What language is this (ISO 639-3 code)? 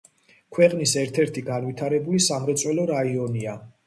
kat